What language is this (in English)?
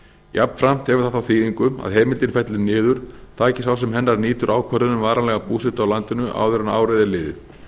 Icelandic